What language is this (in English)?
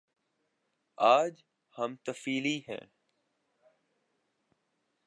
Urdu